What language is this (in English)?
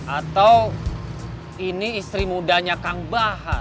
Indonesian